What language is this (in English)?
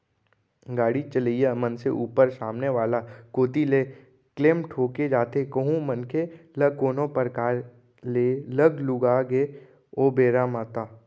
Chhattisgarhi